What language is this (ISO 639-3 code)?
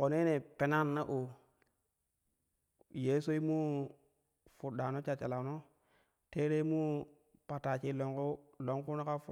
kuh